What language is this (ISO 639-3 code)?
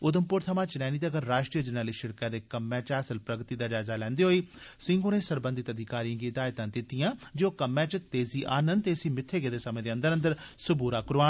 doi